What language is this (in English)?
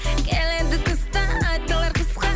Kazakh